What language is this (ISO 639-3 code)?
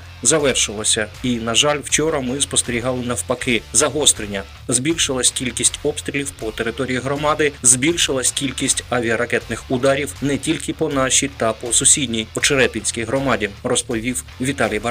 ukr